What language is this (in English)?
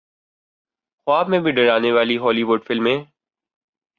Urdu